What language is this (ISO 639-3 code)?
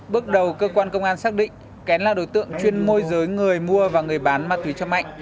vie